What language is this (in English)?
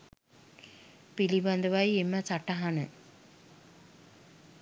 Sinhala